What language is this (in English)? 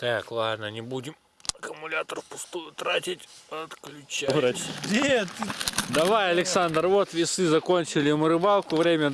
Russian